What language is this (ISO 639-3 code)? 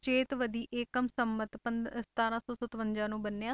pan